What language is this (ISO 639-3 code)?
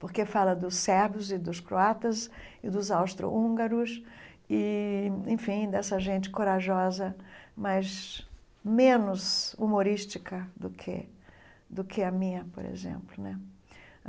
por